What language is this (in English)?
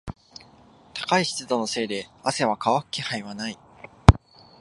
Japanese